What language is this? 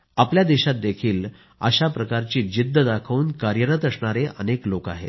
Marathi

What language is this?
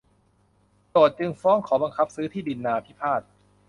Thai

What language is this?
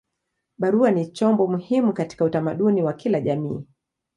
Swahili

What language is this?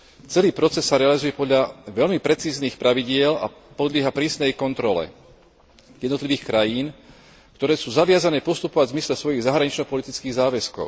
Slovak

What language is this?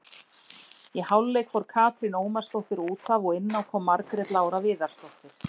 Icelandic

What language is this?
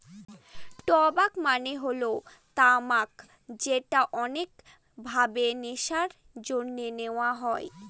Bangla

